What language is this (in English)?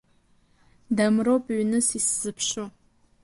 Abkhazian